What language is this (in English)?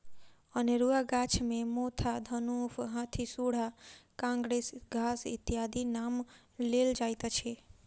Maithili